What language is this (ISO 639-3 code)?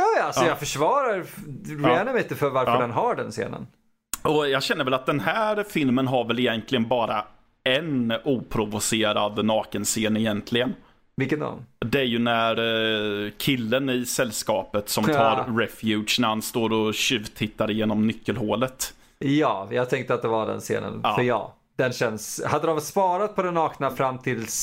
swe